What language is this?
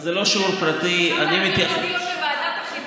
Hebrew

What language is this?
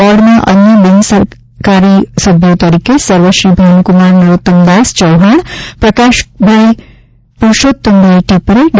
Gujarati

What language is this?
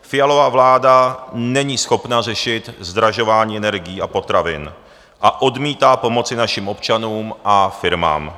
Czech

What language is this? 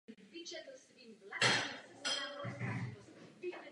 Czech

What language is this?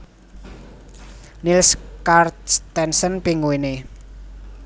Javanese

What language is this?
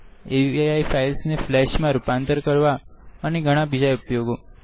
Gujarati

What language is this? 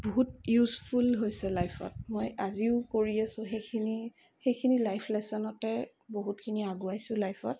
Assamese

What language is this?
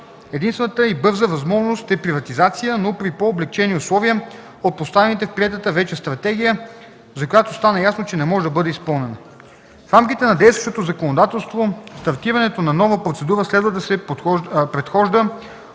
Bulgarian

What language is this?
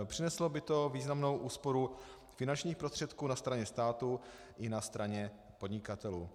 Czech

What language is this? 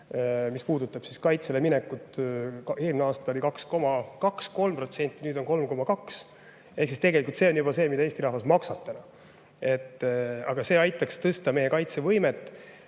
Estonian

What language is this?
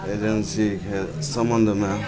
Maithili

